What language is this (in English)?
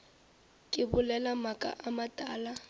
Northern Sotho